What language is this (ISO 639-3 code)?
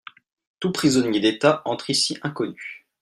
fra